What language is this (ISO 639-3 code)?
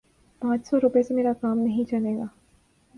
urd